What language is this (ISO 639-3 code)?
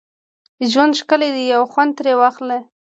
pus